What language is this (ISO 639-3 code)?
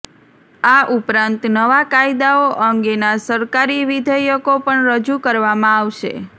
guj